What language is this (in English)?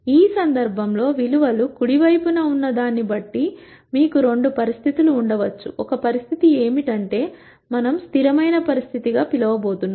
Telugu